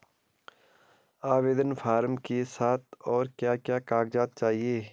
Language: Hindi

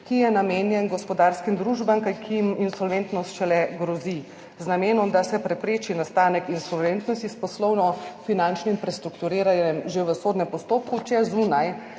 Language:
Slovenian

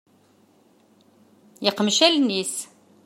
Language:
Kabyle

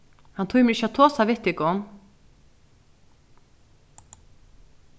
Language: Faroese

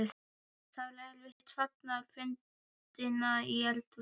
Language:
Icelandic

